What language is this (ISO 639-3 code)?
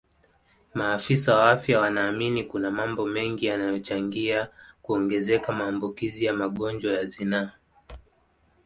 swa